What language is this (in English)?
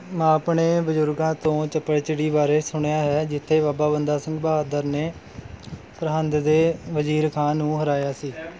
Punjabi